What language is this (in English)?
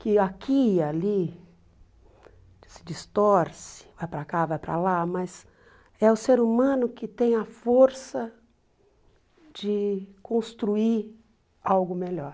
Portuguese